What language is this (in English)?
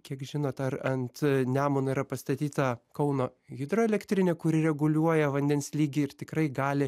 Lithuanian